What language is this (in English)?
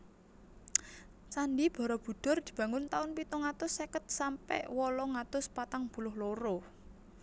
Javanese